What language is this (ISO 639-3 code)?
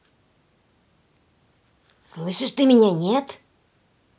rus